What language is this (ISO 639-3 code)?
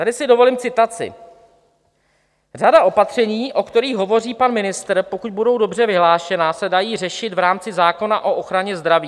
ces